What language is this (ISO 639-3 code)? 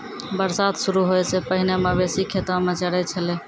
mai